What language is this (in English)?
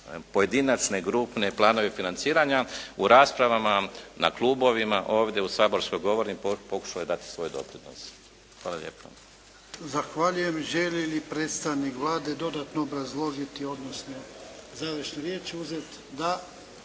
Croatian